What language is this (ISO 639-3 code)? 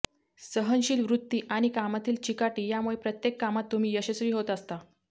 mar